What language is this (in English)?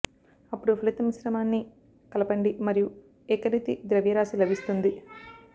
Telugu